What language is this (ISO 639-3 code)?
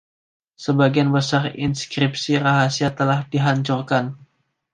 ind